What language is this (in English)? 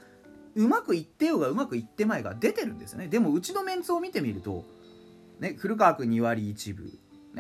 Japanese